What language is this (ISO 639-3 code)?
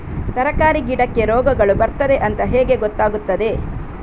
kan